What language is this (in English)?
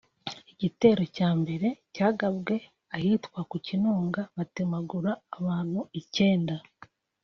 Kinyarwanda